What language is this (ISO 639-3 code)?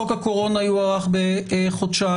heb